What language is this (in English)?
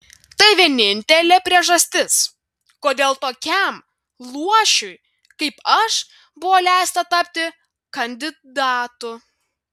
Lithuanian